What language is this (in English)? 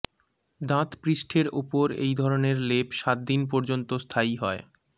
Bangla